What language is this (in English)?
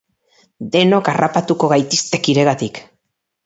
Basque